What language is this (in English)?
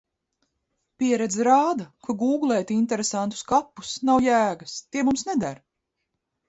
Latvian